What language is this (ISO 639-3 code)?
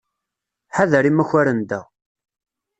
kab